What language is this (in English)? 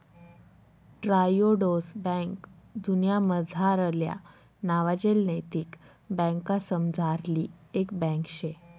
Marathi